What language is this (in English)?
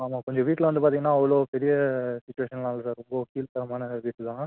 Tamil